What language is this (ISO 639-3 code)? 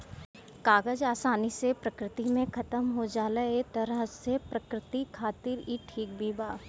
bho